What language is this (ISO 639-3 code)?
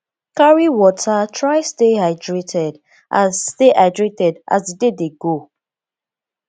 pcm